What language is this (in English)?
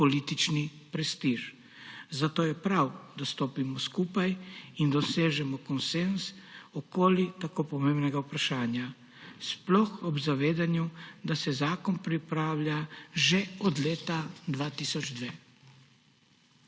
Slovenian